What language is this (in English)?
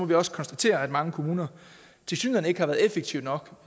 Danish